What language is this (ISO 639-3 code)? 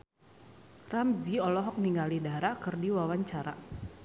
sun